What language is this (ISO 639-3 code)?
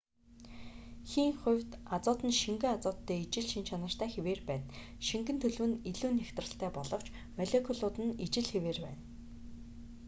mon